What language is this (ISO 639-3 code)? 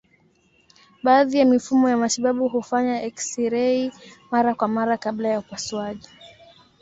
swa